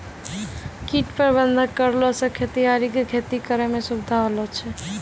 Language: Maithili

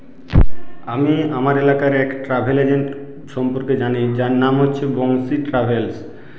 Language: Bangla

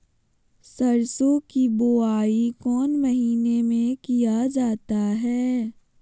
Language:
Magahi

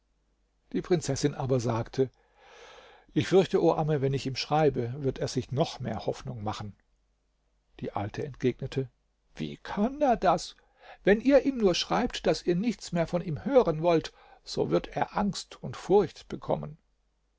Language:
German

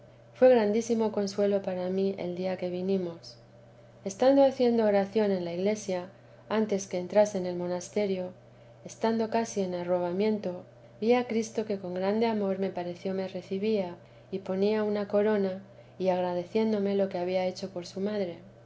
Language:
Spanish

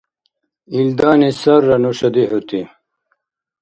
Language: Dargwa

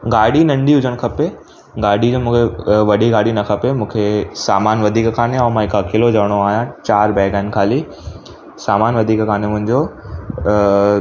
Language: Sindhi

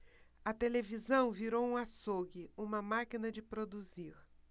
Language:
Portuguese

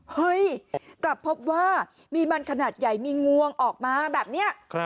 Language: Thai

